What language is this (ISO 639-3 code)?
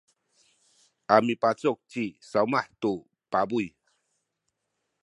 szy